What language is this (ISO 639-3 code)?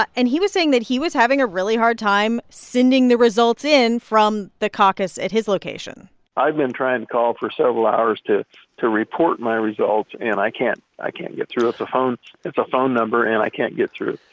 eng